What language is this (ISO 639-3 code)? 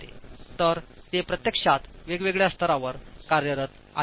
mar